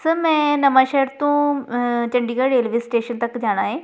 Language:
Punjabi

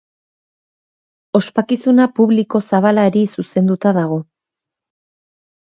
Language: Basque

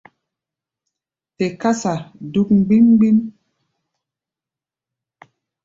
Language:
Gbaya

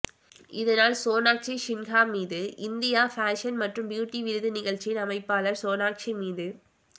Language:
Tamil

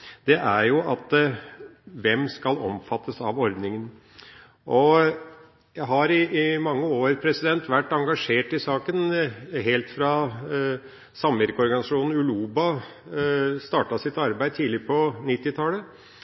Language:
Norwegian Bokmål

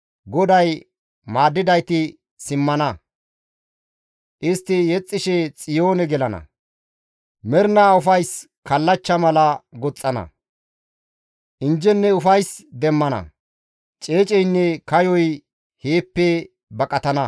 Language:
Gamo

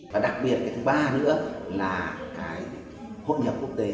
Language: Vietnamese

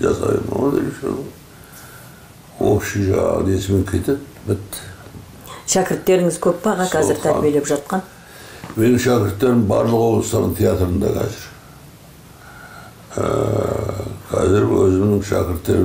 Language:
Turkish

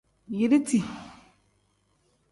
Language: Tem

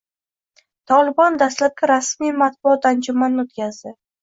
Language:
Uzbek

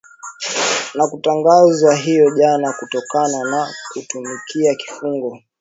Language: Swahili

